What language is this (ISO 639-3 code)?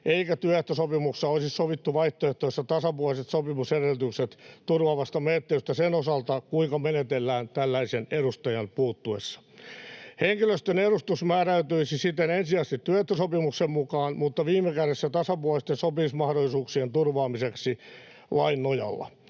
fin